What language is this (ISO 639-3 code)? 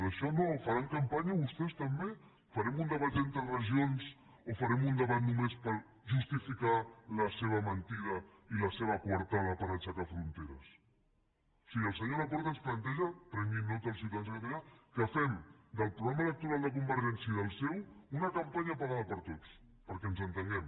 cat